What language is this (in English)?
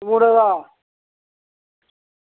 Dogri